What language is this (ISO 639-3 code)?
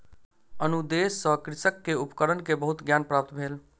mai